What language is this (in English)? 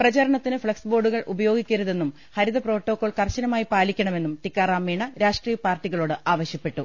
Malayalam